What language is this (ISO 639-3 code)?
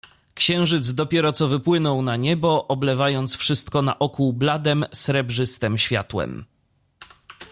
pol